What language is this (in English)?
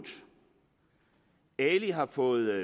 Danish